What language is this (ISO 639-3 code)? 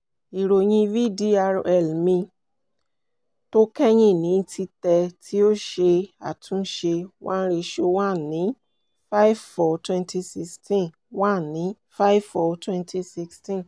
yor